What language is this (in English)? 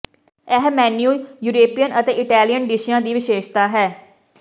Punjabi